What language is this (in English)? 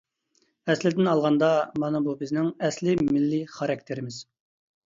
Uyghur